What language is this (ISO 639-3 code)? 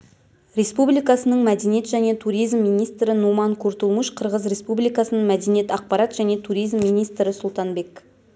kaz